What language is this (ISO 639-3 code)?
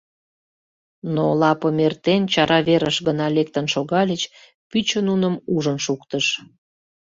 chm